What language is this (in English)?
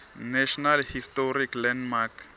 Swati